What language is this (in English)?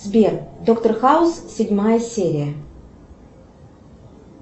Russian